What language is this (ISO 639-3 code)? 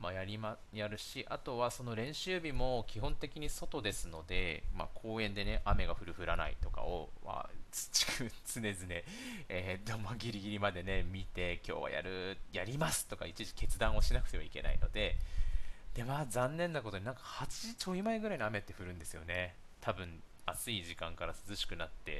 jpn